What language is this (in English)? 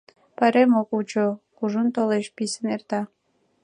Mari